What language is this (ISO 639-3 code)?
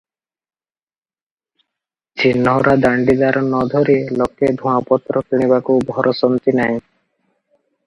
ori